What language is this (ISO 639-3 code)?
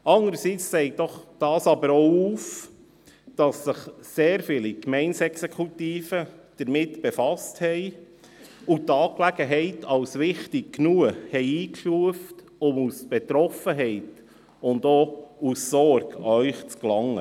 gsw